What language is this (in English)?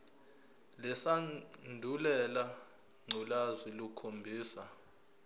Zulu